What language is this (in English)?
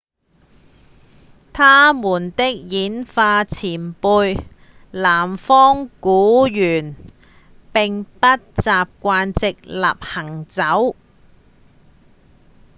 Cantonese